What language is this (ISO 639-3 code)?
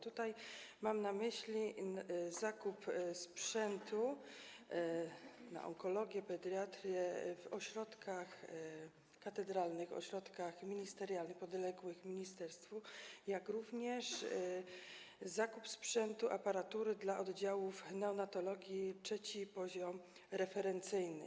pol